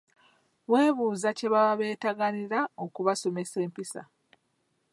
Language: Ganda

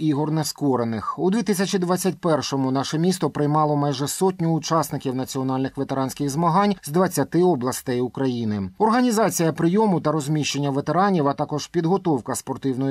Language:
Ukrainian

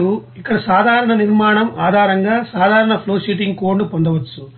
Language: Telugu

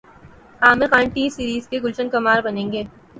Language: Urdu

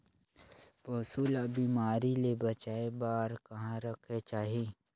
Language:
Chhattisgarhi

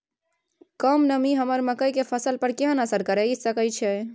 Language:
Maithili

